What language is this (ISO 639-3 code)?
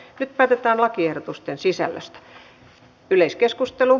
fin